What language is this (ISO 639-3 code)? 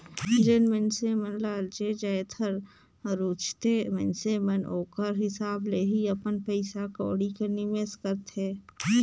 hne